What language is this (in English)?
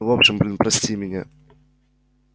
Russian